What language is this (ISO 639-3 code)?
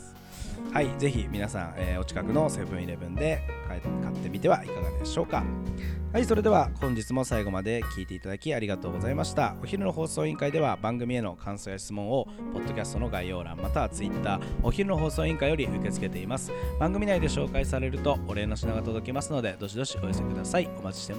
jpn